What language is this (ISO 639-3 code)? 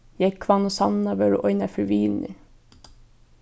fao